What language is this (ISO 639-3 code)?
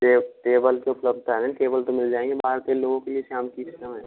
hin